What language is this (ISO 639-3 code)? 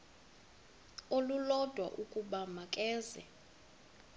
xho